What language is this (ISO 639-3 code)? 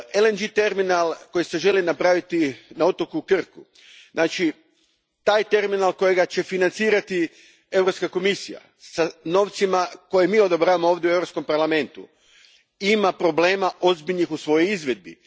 hrv